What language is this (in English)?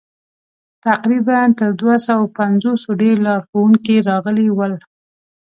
Pashto